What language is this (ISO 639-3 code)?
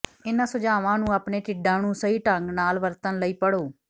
pan